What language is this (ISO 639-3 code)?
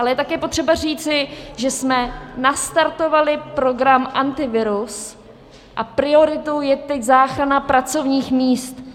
ces